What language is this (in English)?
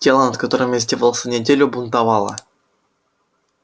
Russian